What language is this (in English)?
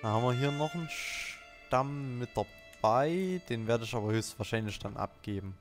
German